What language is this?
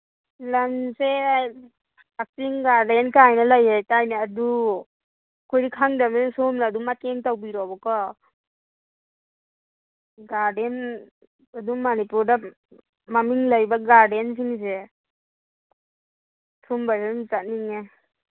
Manipuri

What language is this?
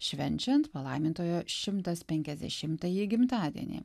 Lithuanian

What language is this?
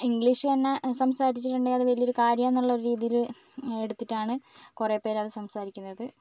Malayalam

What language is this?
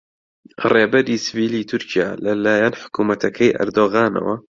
Central Kurdish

